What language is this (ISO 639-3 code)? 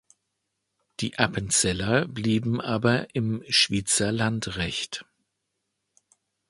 deu